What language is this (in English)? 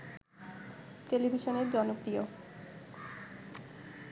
Bangla